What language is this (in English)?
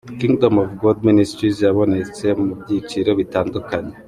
Kinyarwanda